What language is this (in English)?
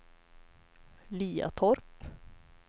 Swedish